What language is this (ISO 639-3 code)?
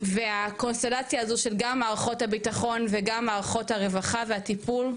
heb